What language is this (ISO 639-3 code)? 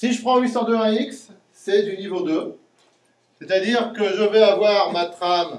fra